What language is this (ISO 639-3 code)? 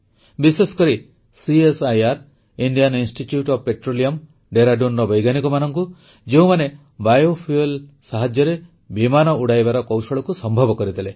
ori